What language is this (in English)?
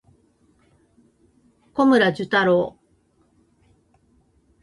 Japanese